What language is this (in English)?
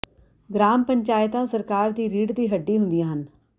Punjabi